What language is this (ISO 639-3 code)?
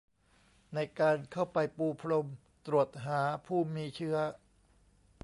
tha